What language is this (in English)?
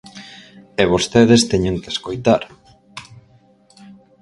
Galician